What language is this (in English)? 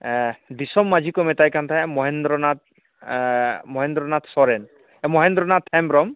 Santali